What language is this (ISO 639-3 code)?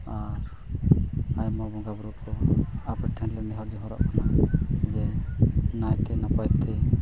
sat